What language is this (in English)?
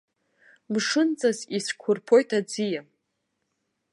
Abkhazian